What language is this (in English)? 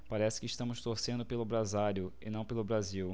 Portuguese